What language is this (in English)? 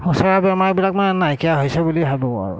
Assamese